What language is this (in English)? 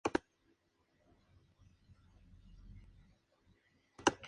Spanish